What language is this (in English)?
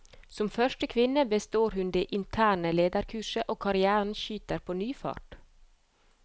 Norwegian